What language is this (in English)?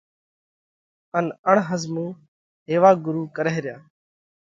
Parkari Koli